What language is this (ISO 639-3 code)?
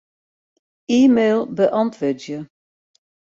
fry